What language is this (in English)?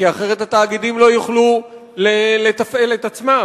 Hebrew